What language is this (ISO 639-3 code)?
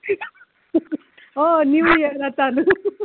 kok